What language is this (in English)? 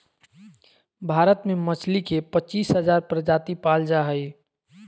Magahi